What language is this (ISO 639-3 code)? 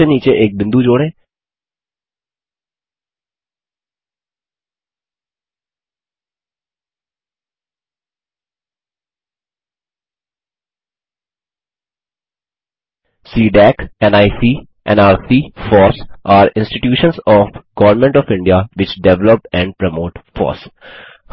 hin